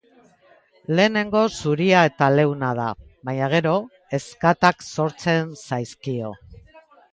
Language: Basque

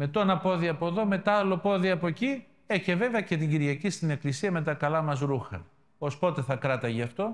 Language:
Greek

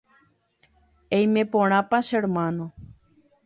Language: Guarani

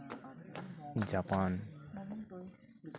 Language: Santali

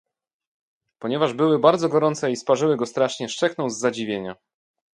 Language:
Polish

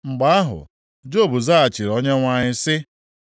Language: Igbo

